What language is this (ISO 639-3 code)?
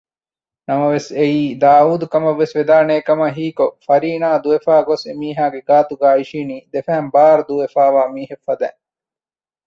div